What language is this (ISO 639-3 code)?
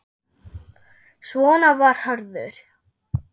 isl